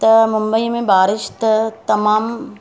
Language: Sindhi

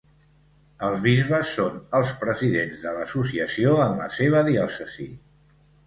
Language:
Catalan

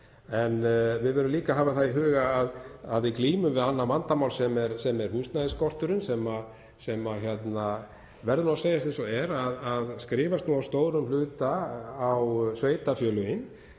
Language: Icelandic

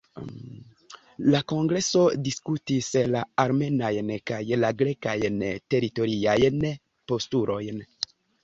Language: Esperanto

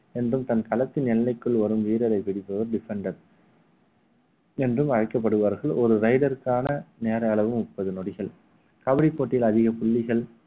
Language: Tamil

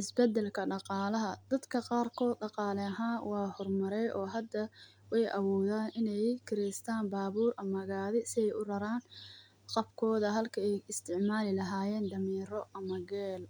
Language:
Somali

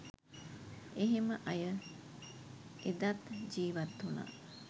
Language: Sinhala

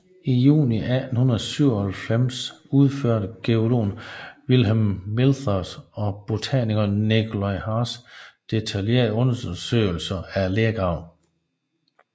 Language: Danish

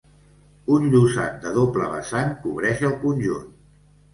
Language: Catalan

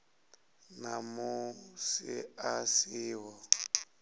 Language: Venda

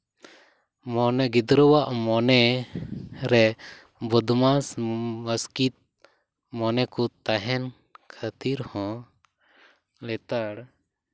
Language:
Santali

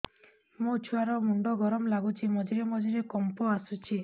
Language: Odia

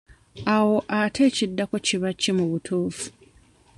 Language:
Ganda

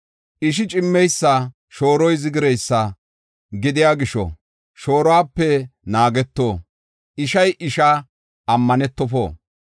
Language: Gofa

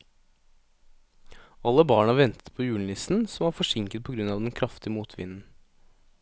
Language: Norwegian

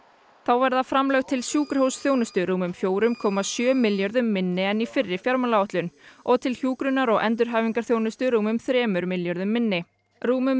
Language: Icelandic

